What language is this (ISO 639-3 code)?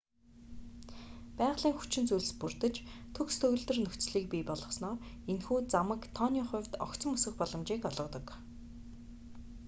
mon